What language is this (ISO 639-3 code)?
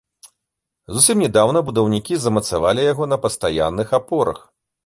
bel